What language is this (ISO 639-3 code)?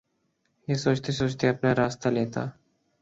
urd